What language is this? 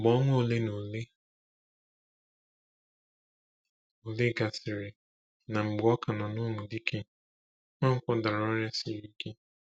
Igbo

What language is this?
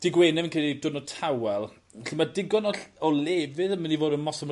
Welsh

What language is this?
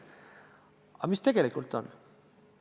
Estonian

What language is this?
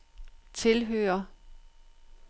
Danish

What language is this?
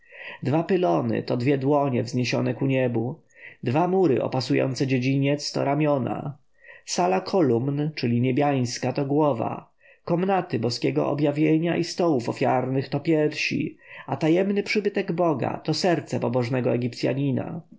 Polish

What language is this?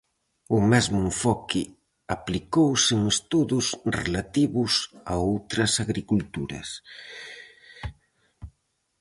Galician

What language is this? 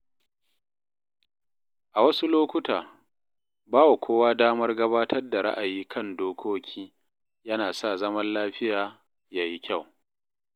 Hausa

